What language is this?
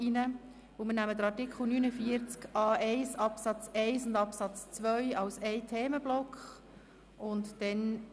Swiss German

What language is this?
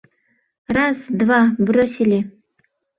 Mari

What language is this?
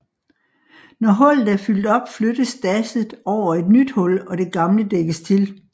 Danish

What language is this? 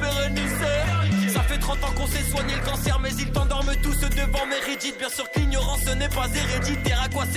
French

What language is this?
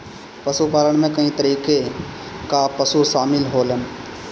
Bhojpuri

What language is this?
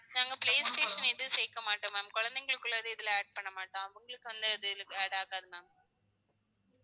Tamil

